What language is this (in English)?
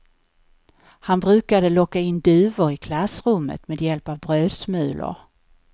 Swedish